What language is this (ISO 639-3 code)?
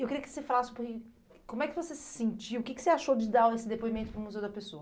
por